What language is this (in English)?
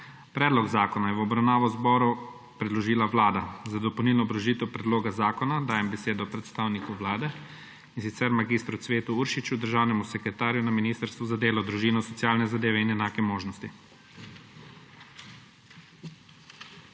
Slovenian